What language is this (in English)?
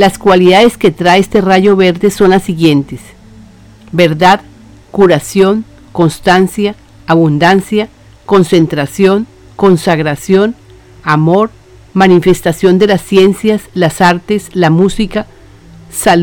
Spanish